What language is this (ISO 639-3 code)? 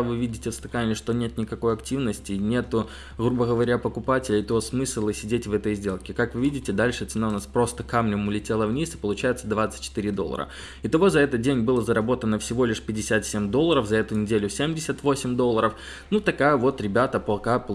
rus